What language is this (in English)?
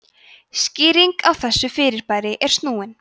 Icelandic